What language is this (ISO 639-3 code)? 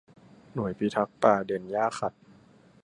tha